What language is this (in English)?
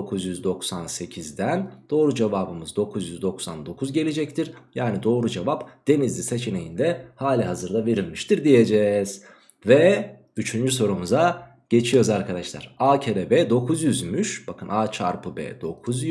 Turkish